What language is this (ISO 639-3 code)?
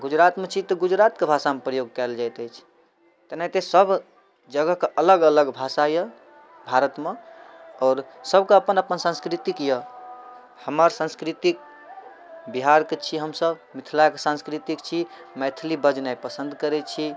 mai